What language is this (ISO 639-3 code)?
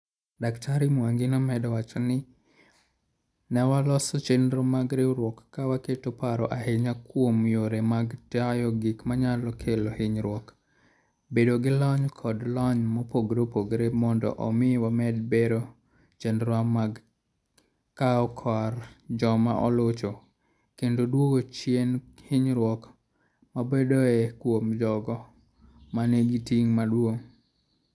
luo